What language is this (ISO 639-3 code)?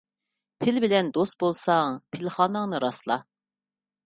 uig